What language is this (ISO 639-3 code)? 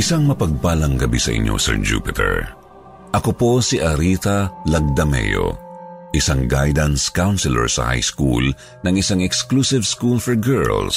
fil